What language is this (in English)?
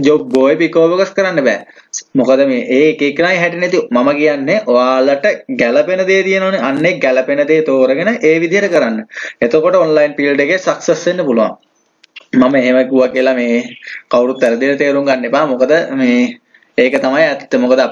Hindi